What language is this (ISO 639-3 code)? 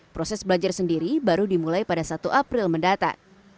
ind